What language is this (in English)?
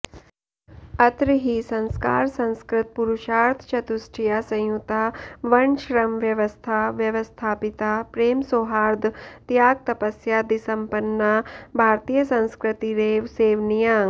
Sanskrit